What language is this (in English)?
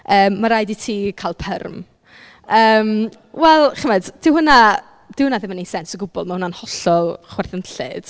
Welsh